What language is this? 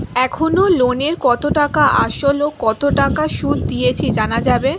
Bangla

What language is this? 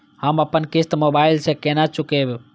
Maithili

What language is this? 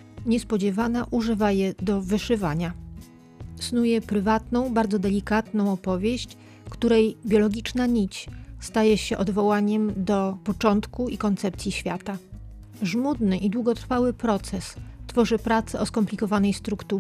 Polish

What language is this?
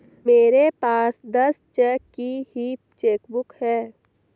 Hindi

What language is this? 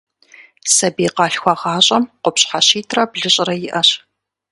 Kabardian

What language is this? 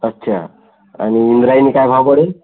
Marathi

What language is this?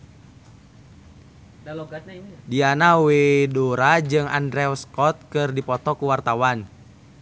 Sundanese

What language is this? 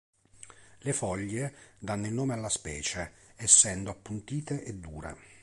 Italian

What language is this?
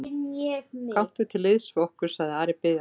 Icelandic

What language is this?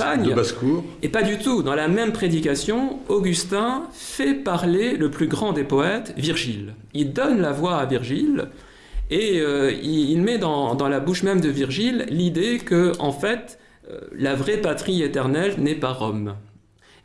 French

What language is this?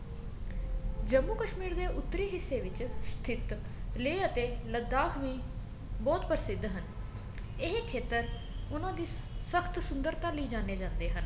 Punjabi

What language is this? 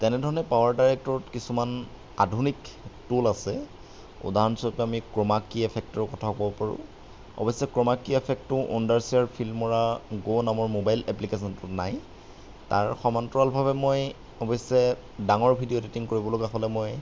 Assamese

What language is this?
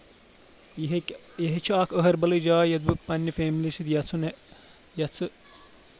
Kashmiri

